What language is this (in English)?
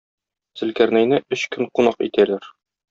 Tatar